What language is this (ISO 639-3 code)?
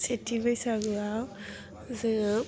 brx